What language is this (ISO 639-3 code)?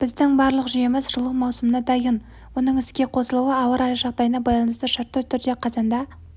kaz